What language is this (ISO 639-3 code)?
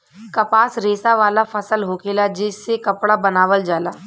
bho